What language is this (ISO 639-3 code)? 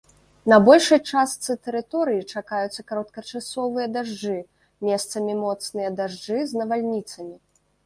bel